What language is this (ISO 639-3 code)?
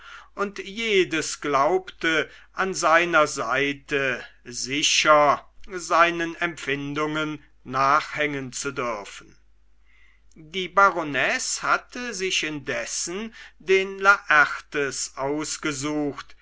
deu